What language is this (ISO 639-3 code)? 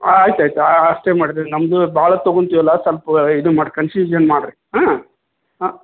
kan